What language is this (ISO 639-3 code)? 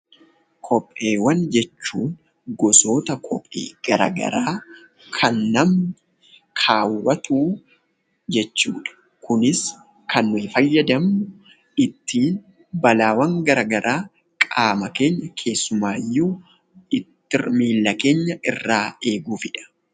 orm